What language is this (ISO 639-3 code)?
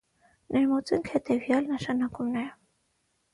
hye